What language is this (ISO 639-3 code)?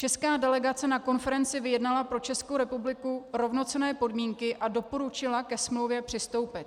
ces